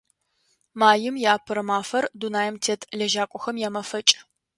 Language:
Adyghe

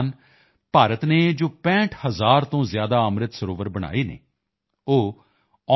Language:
Punjabi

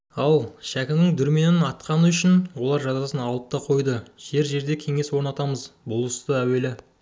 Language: Kazakh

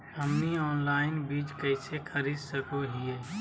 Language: Magahi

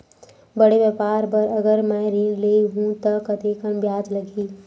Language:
Chhattisgarhi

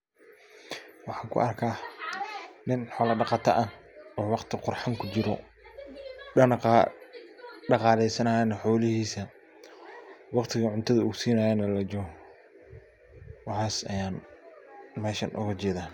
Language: Somali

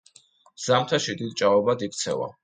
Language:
Georgian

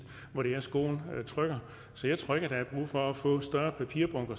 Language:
Danish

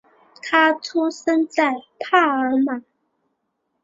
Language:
Chinese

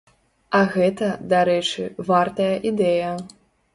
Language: Belarusian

